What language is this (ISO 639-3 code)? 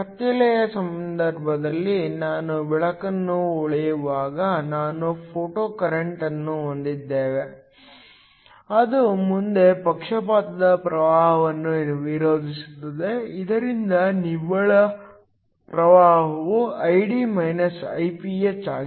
kan